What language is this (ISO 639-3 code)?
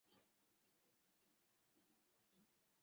swa